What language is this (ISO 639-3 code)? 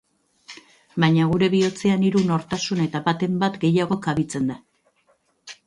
eus